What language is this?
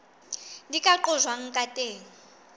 Southern Sotho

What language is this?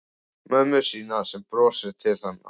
Icelandic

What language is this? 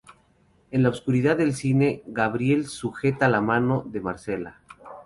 Spanish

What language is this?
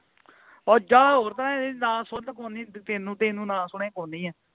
Punjabi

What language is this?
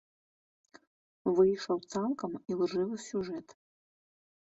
Belarusian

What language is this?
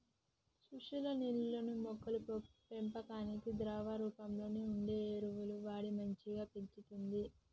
Telugu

